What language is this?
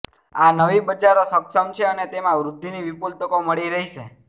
Gujarati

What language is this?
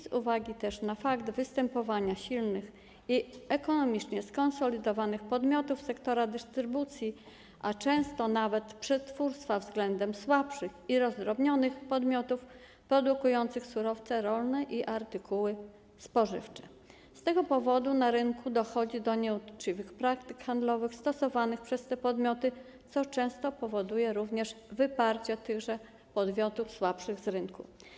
Polish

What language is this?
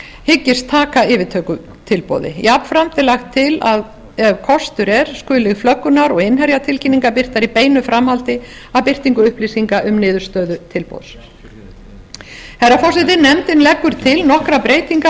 Icelandic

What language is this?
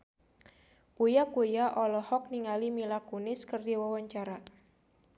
Sundanese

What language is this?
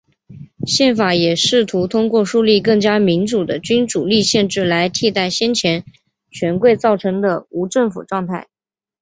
Chinese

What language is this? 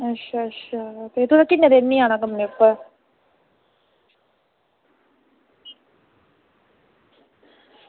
Dogri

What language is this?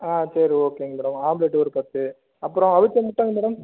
Tamil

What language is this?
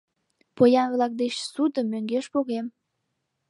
Mari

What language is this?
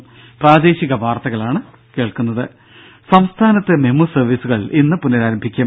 Malayalam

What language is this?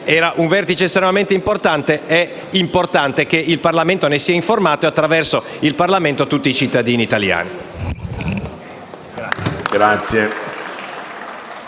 Italian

